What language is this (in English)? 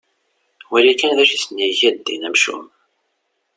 Kabyle